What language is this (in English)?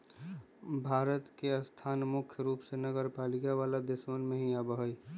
Magahi